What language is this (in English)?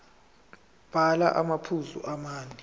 Zulu